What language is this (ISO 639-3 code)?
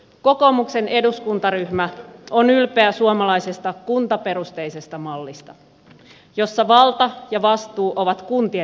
fin